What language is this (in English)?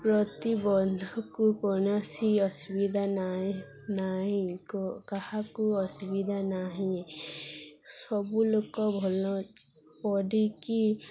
Odia